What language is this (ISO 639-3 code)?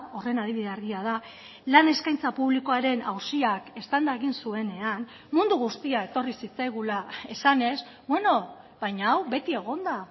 eus